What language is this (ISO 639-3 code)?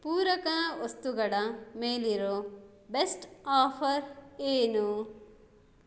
kan